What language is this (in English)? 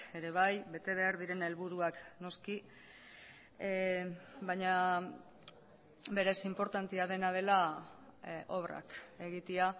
Basque